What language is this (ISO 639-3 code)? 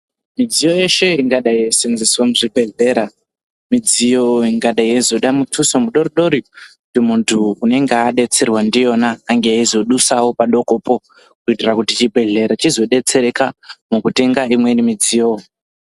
ndc